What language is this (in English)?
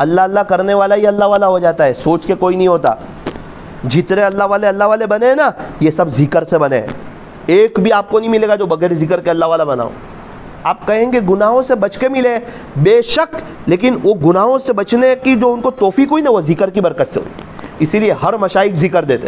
Hindi